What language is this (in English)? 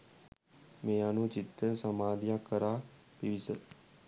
Sinhala